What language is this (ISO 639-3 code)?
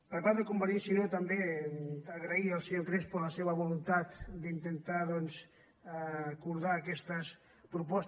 cat